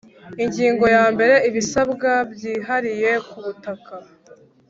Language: Kinyarwanda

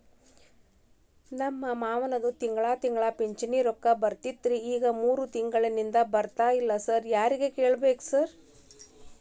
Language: Kannada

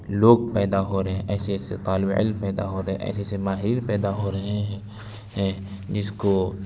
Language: Urdu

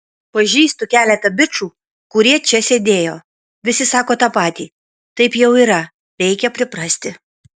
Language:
Lithuanian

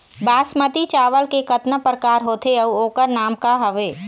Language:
Chhattisgarhi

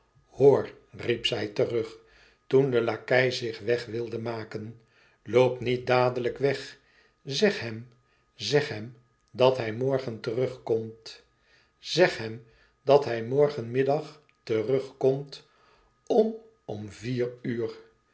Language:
Dutch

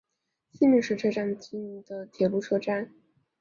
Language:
Chinese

